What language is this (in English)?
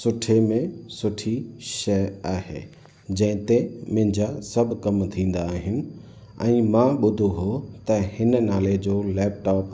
Sindhi